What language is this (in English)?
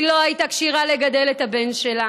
Hebrew